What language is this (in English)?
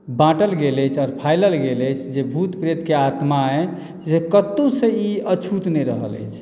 Maithili